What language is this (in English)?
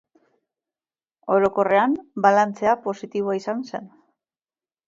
Basque